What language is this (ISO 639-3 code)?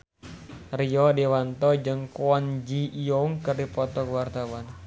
sun